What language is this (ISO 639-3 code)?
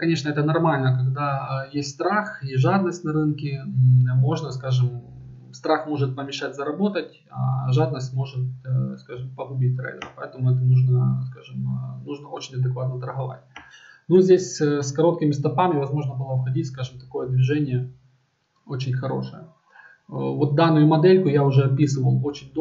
rus